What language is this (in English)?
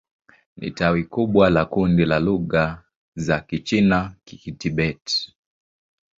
Swahili